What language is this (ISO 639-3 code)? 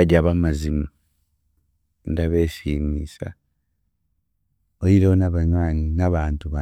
cgg